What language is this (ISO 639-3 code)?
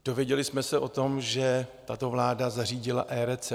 ces